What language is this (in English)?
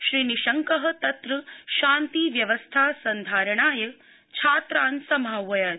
Sanskrit